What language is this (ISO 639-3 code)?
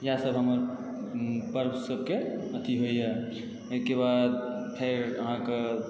mai